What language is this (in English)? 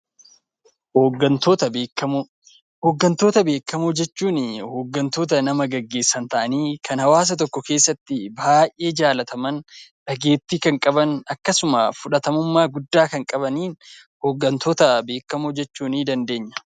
Oromo